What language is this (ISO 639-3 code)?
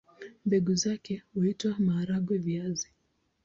swa